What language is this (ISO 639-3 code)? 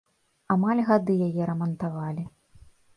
bel